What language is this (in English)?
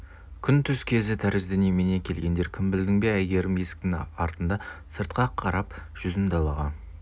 Kazakh